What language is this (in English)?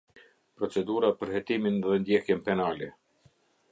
Albanian